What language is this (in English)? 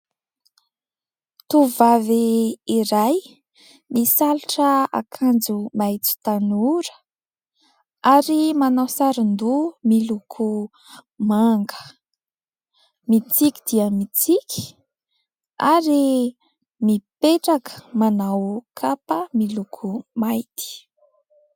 Malagasy